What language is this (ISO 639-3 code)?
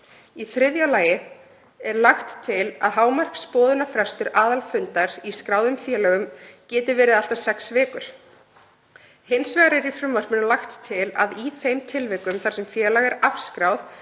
isl